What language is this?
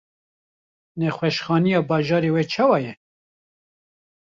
Kurdish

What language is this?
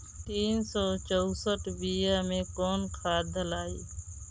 Bhojpuri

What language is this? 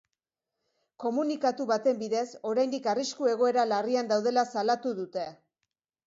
Basque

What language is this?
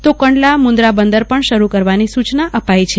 Gujarati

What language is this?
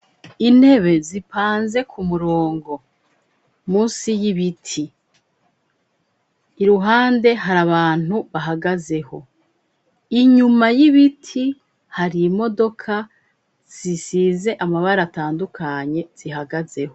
Rundi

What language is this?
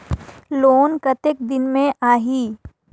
Chhattisgarhi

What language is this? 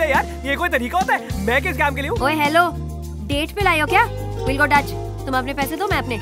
Hindi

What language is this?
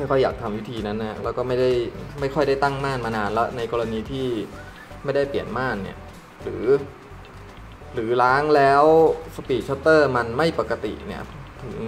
Thai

